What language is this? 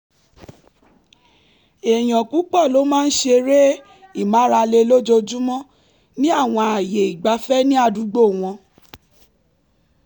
Yoruba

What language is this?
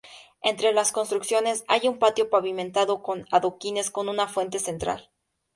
Spanish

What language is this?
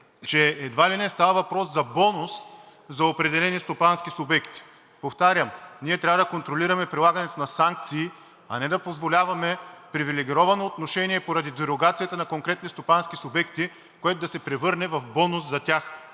Bulgarian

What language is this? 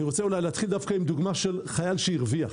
Hebrew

